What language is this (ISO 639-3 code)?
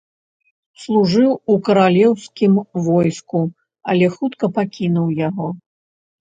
bel